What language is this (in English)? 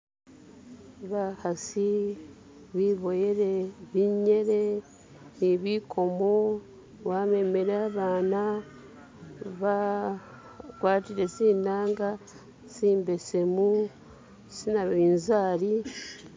Masaaba